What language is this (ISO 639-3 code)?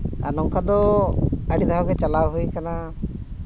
sat